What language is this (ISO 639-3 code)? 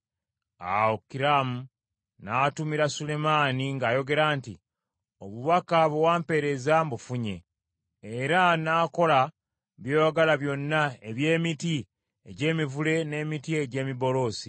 lug